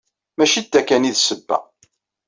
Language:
Kabyle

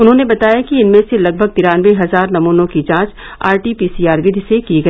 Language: Hindi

